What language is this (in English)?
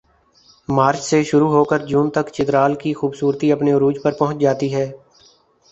Urdu